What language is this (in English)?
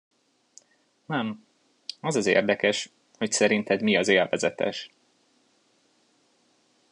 Hungarian